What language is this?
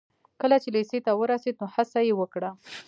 Pashto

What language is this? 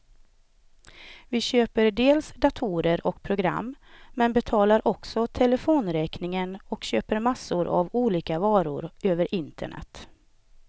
Swedish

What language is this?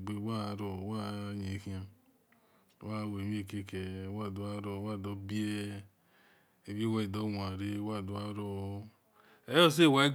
Esan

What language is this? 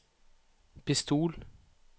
Norwegian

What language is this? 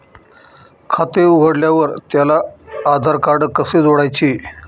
Marathi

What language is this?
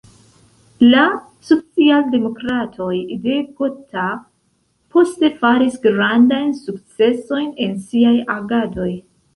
Esperanto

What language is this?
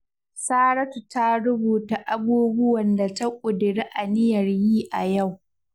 Hausa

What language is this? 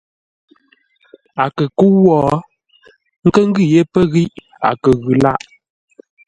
Ngombale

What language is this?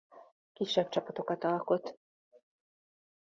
Hungarian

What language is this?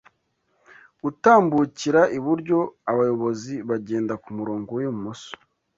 Kinyarwanda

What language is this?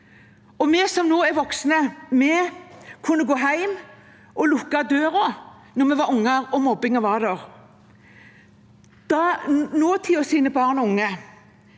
Norwegian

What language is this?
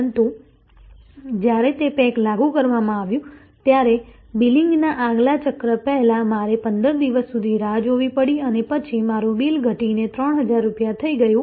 Gujarati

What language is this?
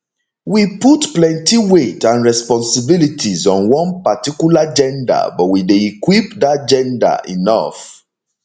Nigerian Pidgin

